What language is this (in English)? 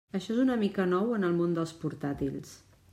Catalan